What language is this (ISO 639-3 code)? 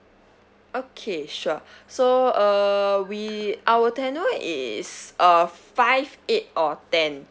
eng